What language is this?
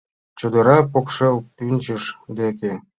Mari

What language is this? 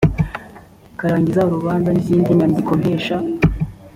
Kinyarwanda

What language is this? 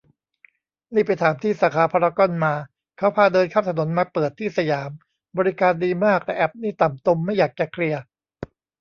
Thai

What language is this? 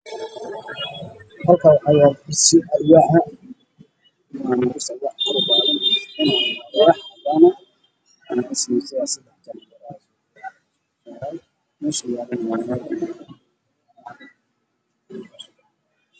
Somali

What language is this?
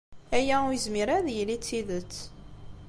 Kabyle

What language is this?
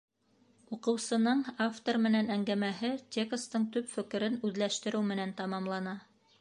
Bashkir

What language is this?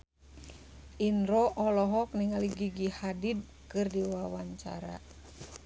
Sundanese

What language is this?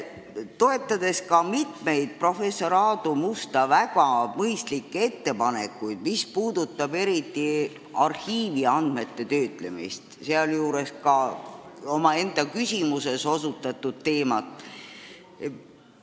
Estonian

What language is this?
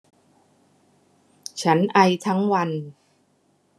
Thai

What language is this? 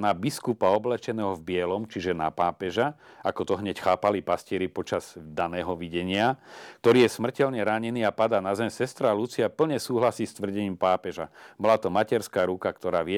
Slovak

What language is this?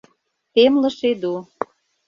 Mari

